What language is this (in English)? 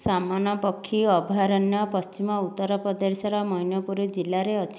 Odia